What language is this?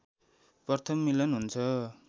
Nepali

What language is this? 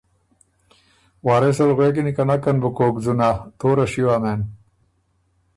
Ormuri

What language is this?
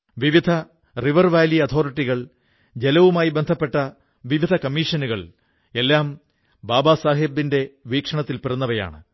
Malayalam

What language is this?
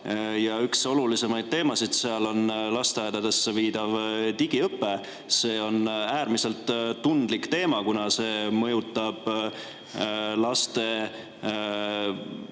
Estonian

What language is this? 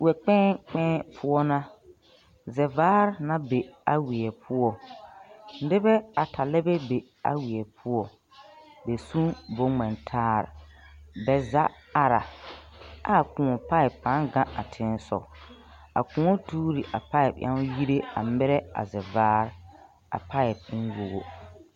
Southern Dagaare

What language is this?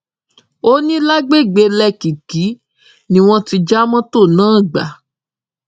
Yoruba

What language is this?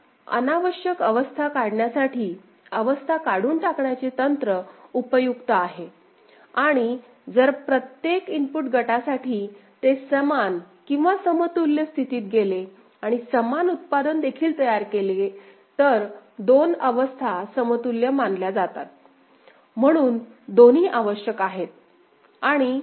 Marathi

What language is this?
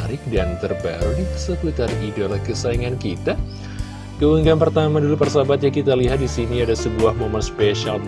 Indonesian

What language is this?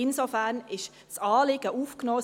Swiss German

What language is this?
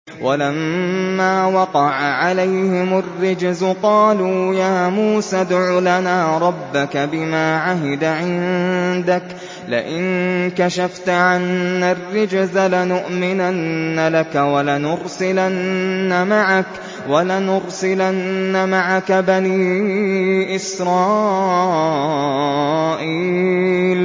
Arabic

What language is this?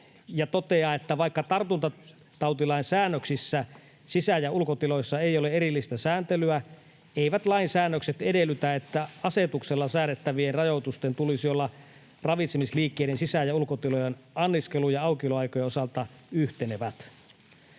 Finnish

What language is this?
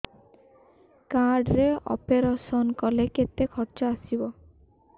Odia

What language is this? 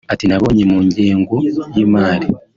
Kinyarwanda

